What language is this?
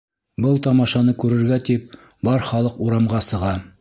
Bashkir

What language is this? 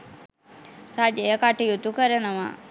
Sinhala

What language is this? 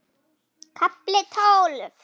Icelandic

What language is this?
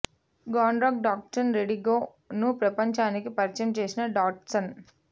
Telugu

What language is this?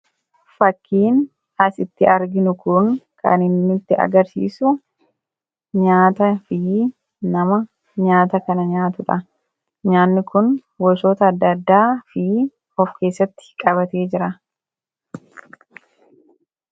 Oromo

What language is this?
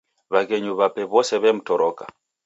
Taita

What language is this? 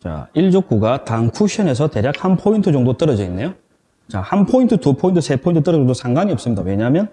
Korean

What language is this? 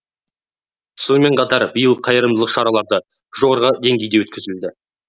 Kazakh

